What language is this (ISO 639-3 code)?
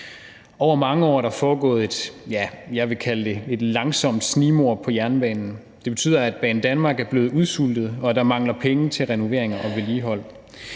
dan